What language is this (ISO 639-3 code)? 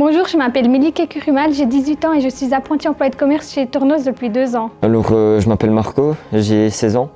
fra